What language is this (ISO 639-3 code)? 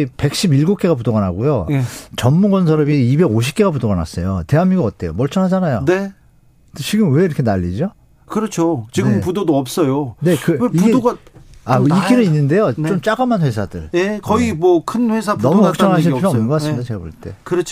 kor